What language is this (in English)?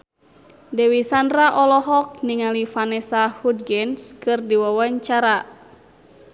Sundanese